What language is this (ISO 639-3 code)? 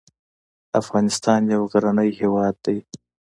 pus